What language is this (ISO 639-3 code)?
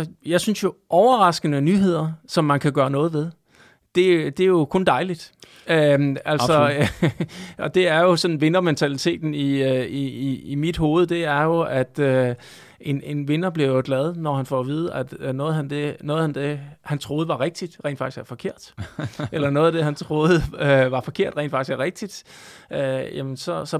dan